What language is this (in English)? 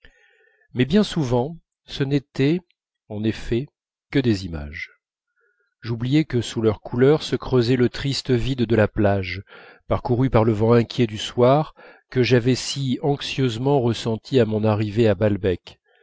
French